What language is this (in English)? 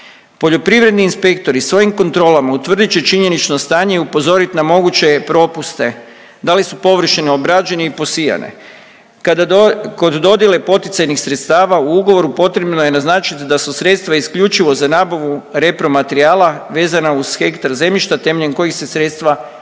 Croatian